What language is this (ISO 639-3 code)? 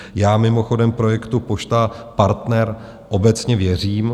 ces